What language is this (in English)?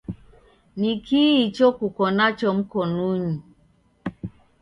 Taita